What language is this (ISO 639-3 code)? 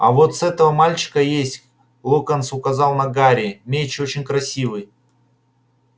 rus